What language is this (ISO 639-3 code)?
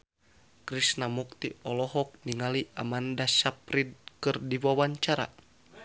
sun